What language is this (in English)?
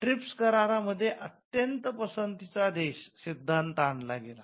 Marathi